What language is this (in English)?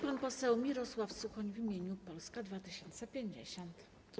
Polish